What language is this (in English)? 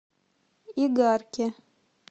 Russian